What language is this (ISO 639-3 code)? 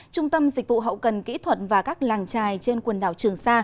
vie